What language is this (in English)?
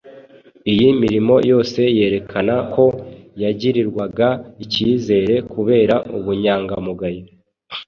Kinyarwanda